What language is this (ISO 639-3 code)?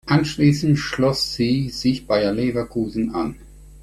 deu